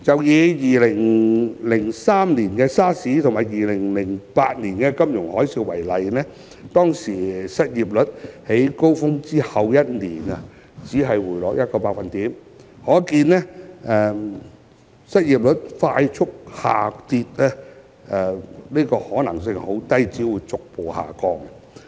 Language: Cantonese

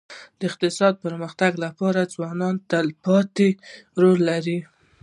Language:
Pashto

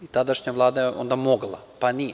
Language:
Serbian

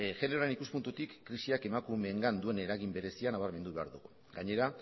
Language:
Basque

